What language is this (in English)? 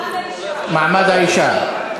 Hebrew